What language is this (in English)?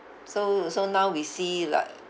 English